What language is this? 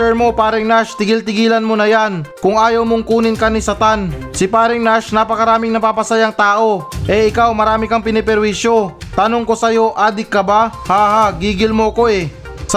Filipino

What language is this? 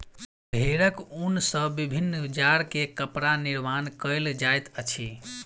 Maithili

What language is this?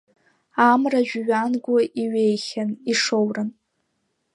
Abkhazian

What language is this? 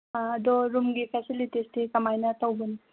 Manipuri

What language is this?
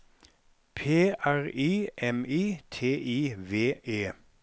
Norwegian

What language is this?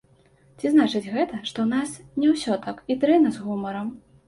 Belarusian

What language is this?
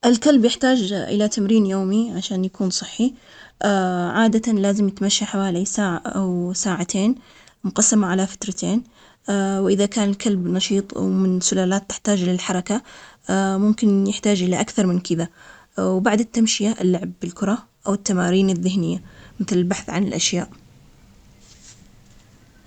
Omani Arabic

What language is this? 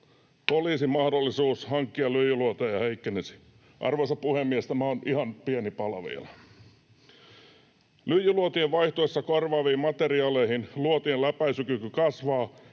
Finnish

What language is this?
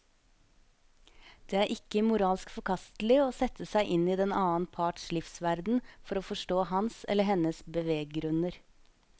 Norwegian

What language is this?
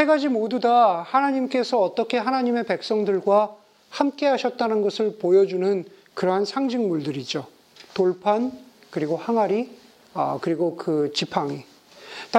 Korean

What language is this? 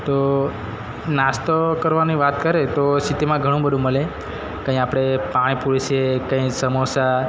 Gujarati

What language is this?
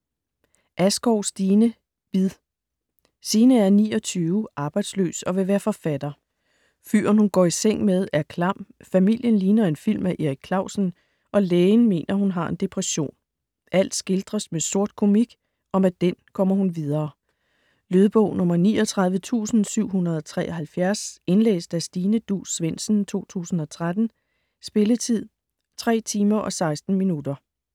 Danish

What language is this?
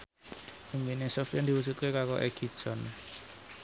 Javanese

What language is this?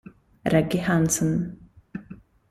Italian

